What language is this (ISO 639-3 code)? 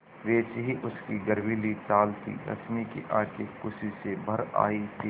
hin